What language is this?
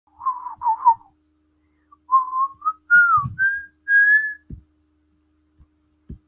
Chinese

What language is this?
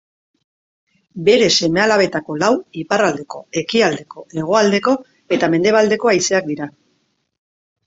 Basque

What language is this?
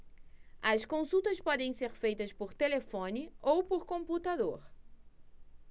Portuguese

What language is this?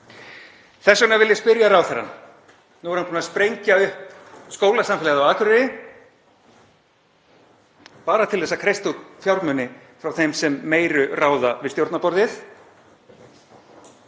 Icelandic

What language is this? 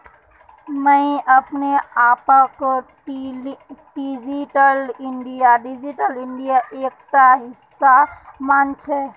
Magahi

